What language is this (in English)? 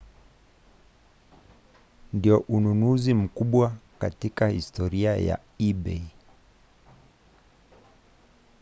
Swahili